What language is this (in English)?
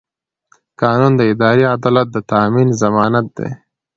Pashto